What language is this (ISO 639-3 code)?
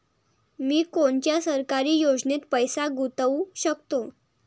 mar